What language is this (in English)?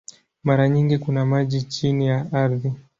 Swahili